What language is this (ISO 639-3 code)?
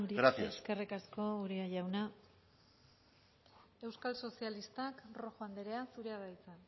eus